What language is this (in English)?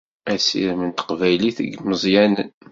Kabyle